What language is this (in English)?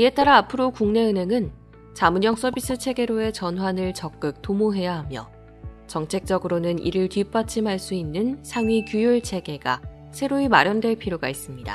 Korean